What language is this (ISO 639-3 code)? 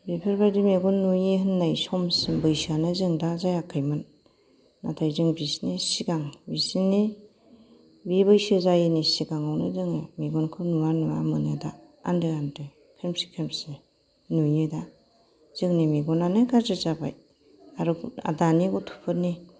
brx